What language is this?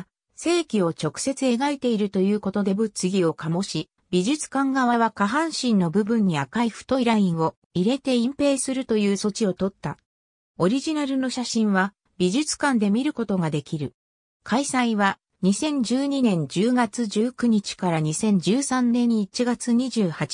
Japanese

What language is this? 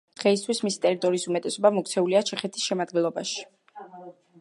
Georgian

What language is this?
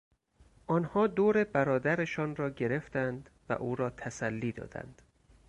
Persian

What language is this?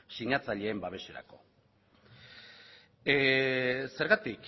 Basque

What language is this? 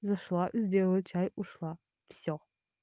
Russian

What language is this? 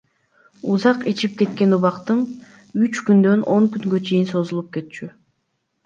Kyrgyz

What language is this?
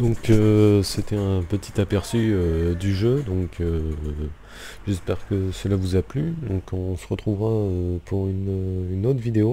French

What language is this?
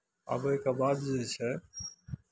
Maithili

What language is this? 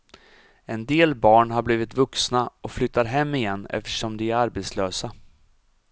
Swedish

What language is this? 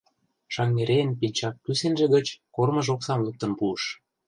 Mari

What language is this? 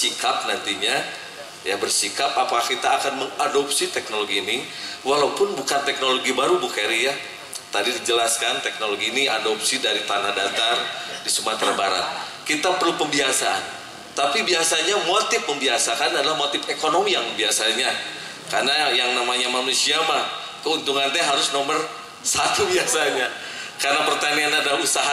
Indonesian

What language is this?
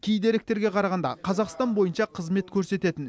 Kazakh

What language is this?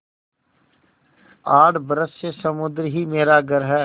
Hindi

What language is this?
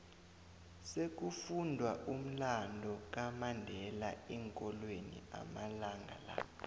South Ndebele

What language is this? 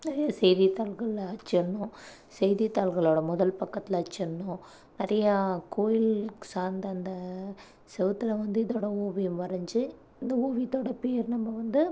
Tamil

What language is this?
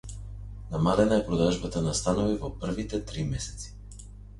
Macedonian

